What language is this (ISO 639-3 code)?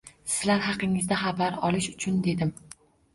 uzb